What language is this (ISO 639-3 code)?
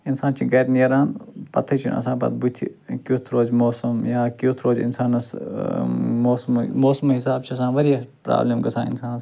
kas